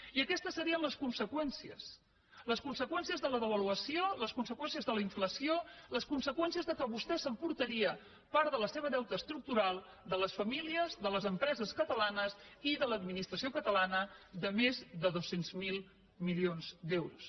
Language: Catalan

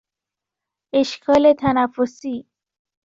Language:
Persian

